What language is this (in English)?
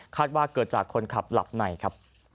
Thai